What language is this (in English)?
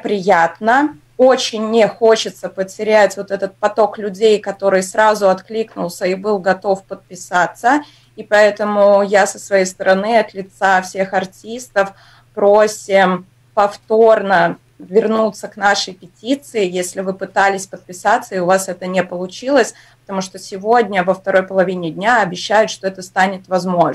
Russian